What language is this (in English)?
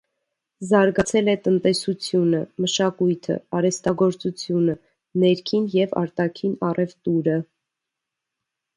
Armenian